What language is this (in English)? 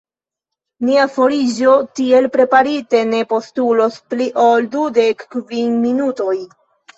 Esperanto